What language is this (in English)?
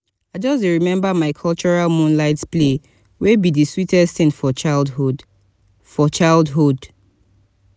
Nigerian Pidgin